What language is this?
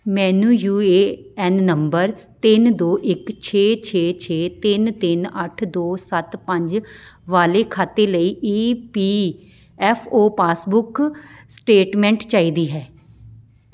Punjabi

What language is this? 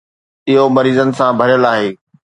Sindhi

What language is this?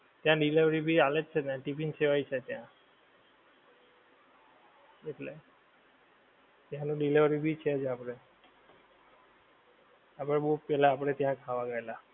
Gujarati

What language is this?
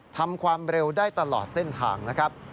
Thai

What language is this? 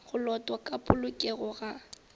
Northern Sotho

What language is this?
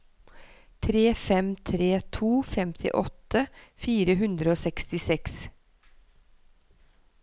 Norwegian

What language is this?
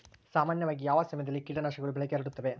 Kannada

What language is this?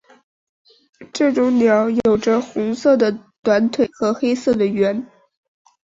Chinese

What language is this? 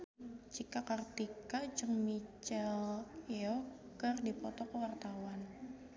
Sundanese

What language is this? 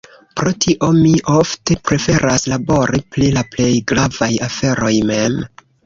Esperanto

